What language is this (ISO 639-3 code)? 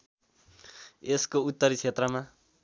nep